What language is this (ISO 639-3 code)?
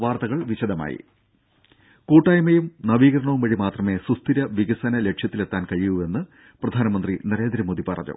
mal